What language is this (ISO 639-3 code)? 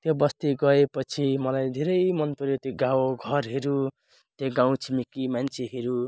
nep